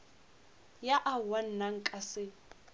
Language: Northern Sotho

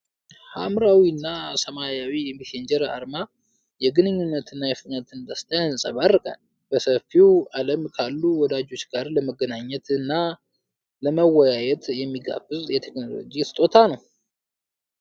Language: Amharic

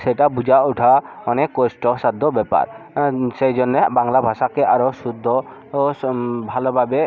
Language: Bangla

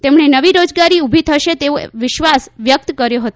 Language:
Gujarati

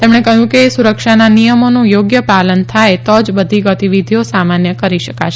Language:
Gujarati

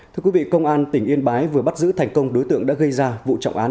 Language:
Vietnamese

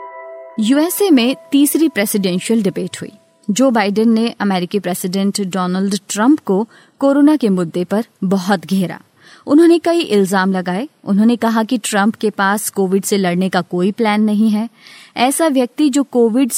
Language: Hindi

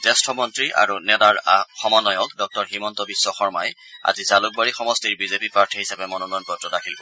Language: Assamese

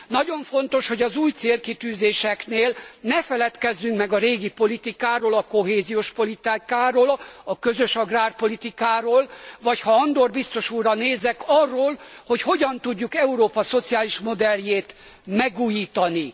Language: Hungarian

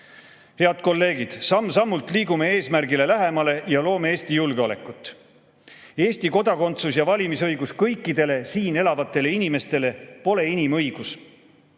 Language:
Estonian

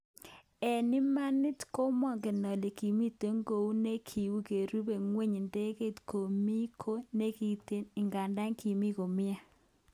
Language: Kalenjin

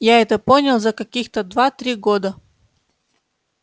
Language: Russian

